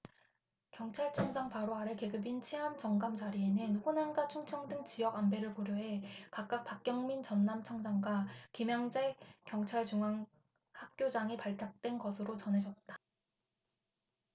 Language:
Korean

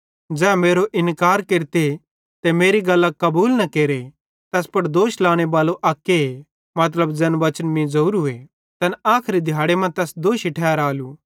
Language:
Bhadrawahi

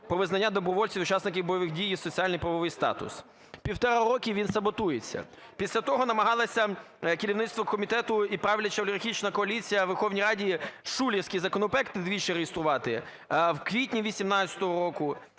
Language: Ukrainian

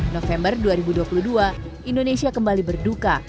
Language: Indonesian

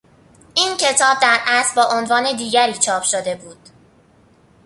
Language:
Persian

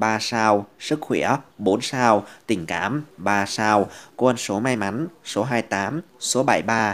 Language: Vietnamese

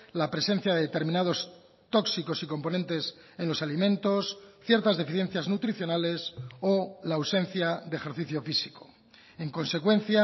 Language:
Spanish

